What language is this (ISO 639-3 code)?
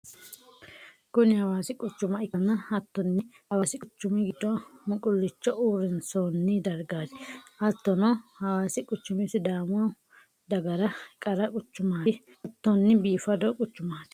sid